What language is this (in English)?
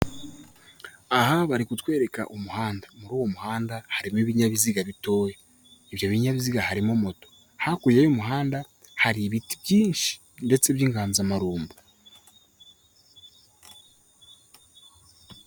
Kinyarwanda